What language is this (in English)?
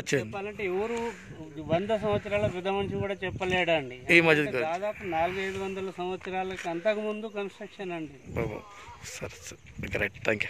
Hindi